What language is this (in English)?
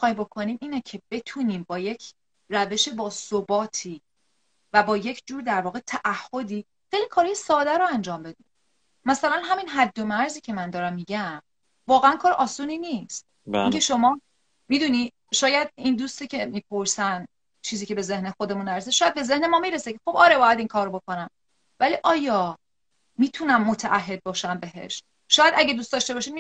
Persian